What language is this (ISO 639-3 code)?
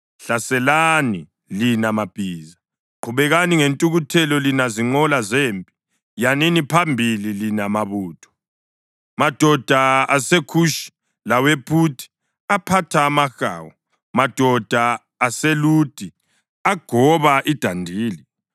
nde